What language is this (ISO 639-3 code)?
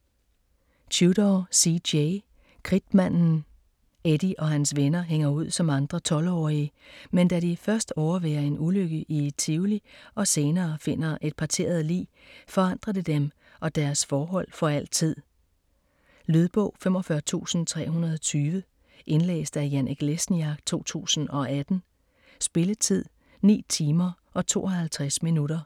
dan